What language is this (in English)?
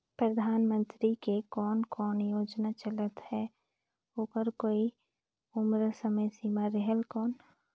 Chhattisgarhi